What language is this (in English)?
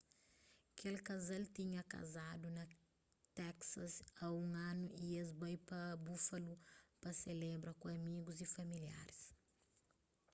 Kabuverdianu